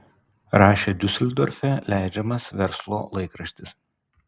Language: Lithuanian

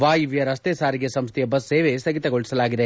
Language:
Kannada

